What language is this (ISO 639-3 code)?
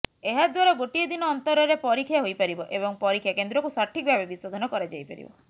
ori